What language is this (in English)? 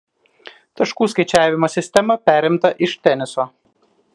Lithuanian